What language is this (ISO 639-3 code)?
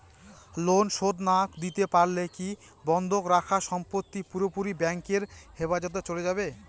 ben